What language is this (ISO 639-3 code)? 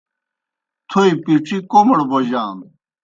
plk